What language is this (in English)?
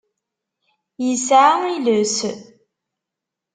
Kabyle